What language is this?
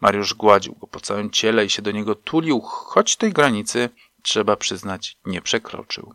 Polish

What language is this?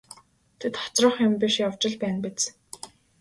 Mongolian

